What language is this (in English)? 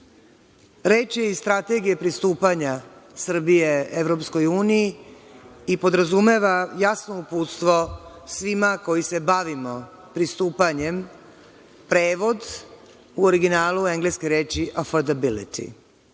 Serbian